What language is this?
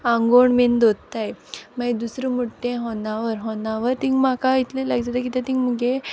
Konkani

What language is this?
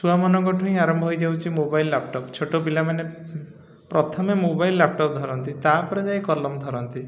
Odia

